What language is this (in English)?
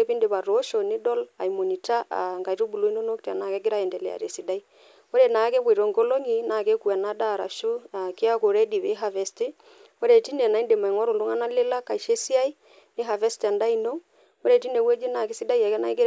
Masai